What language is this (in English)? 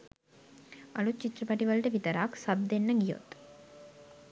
Sinhala